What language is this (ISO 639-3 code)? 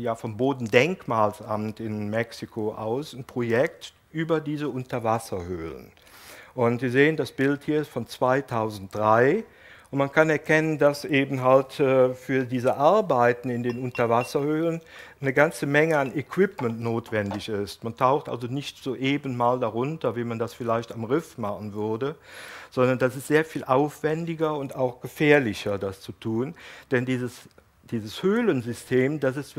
deu